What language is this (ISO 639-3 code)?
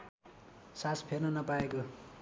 nep